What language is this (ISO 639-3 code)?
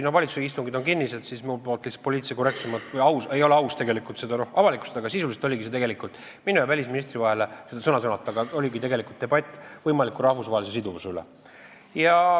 est